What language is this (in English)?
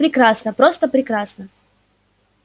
Russian